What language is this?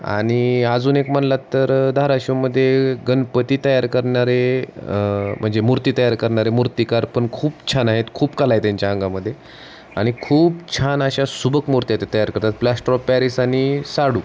Marathi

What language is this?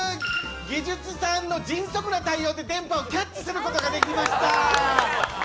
Japanese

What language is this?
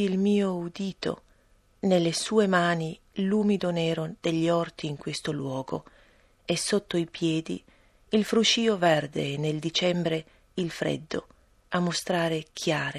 Italian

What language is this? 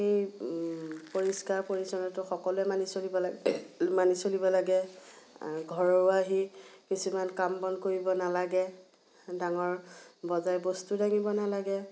Assamese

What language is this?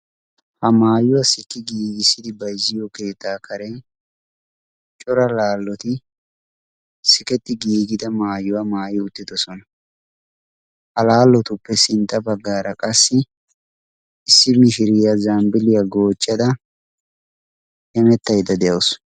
Wolaytta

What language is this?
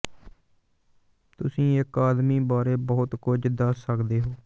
Punjabi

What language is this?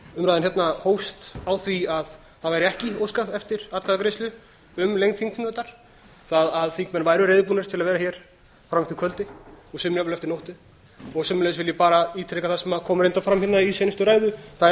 Icelandic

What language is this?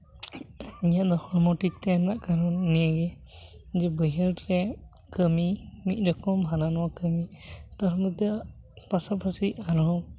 Santali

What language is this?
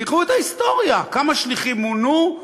Hebrew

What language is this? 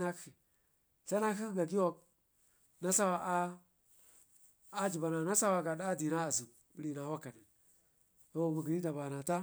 Ngizim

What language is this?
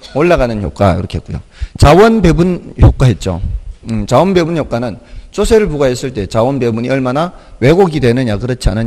Korean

